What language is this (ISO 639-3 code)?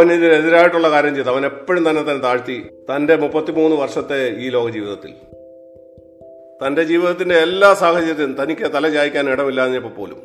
mal